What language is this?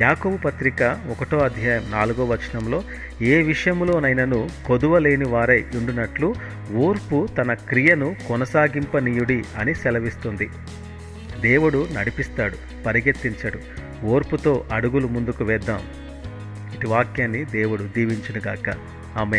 Telugu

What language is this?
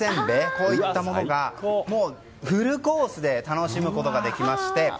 Japanese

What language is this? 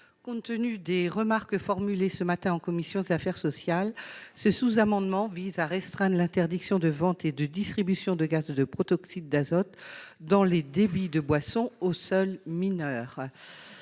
French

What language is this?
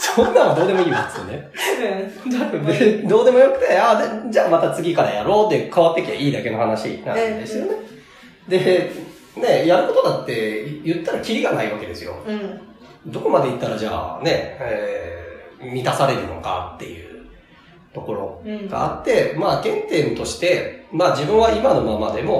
Japanese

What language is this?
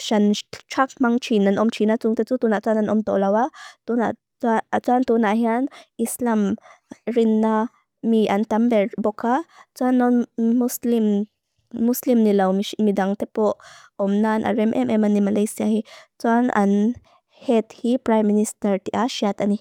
Mizo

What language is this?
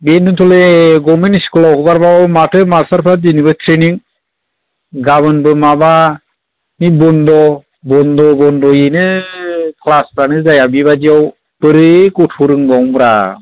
Bodo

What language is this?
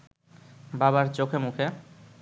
Bangla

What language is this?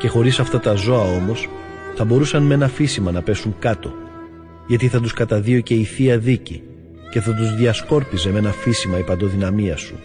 Greek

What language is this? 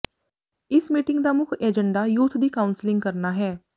Punjabi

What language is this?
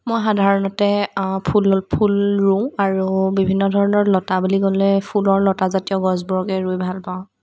Assamese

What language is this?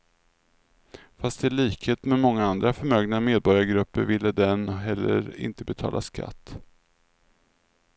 Swedish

